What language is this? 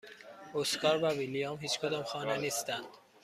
Persian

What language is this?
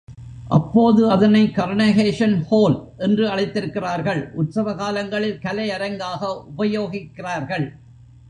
Tamil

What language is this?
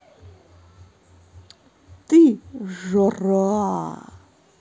Russian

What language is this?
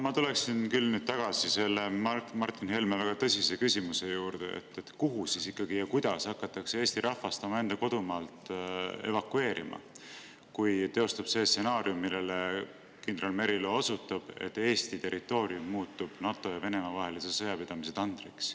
Estonian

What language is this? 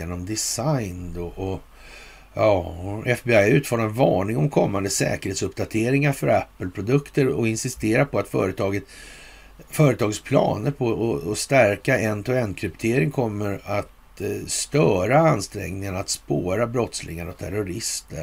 Swedish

